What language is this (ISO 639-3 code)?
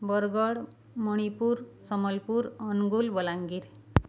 ori